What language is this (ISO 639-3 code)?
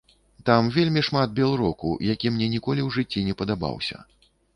bel